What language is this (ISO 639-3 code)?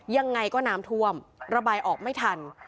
tha